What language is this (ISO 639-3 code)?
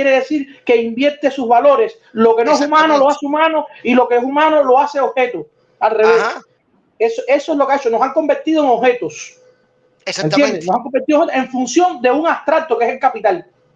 spa